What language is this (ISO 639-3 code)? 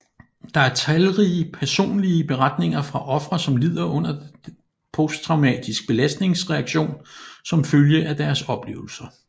dan